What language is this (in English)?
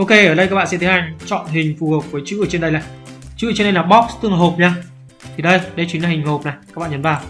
Vietnamese